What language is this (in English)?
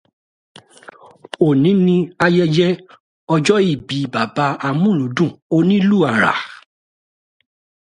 Yoruba